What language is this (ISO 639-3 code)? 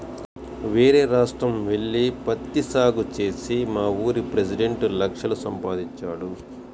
tel